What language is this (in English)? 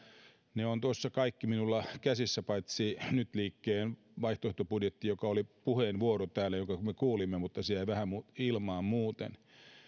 Finnish